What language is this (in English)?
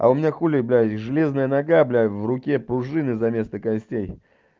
Russian